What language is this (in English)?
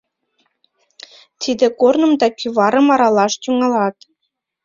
Mari